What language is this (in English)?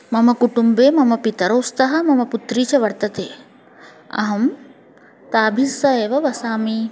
Sanskrit